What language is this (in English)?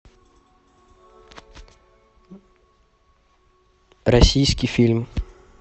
Russian